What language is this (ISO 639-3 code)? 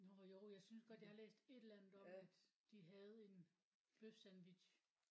dan